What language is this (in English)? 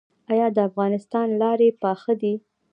Pashto